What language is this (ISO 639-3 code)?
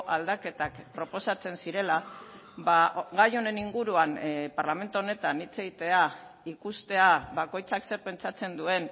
eus